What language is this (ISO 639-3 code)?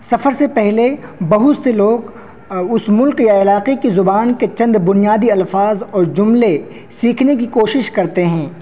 urd